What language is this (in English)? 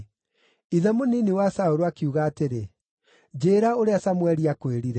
Kikuyu